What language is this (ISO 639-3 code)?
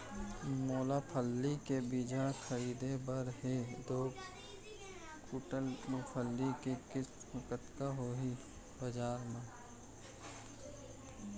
hne